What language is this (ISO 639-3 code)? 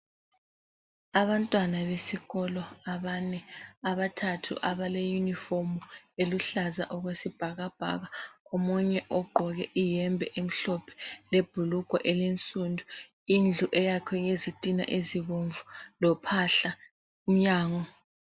nde